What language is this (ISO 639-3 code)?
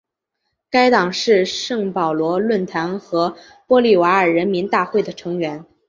zho